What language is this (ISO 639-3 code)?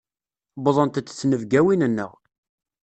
kab